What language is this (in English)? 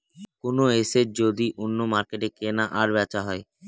Bangla